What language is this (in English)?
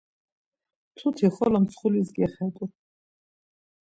Laz